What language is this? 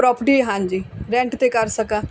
Punjabi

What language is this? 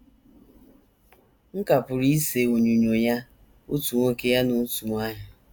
Igbo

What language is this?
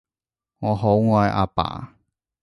Cantonese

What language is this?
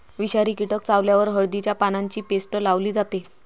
Marathi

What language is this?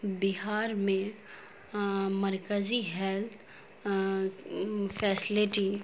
Urdu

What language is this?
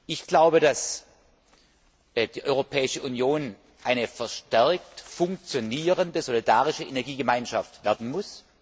German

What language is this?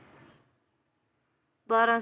Punjabi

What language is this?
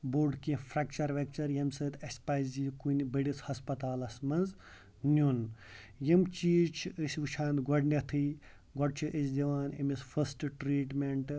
Kashmiri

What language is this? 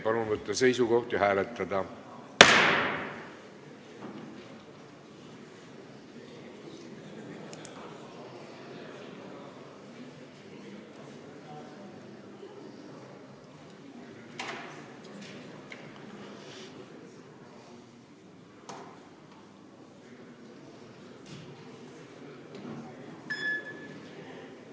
Estonian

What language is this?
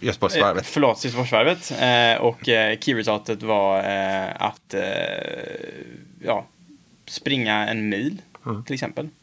Swedish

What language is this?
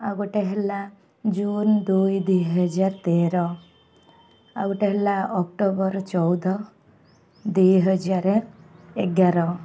Odia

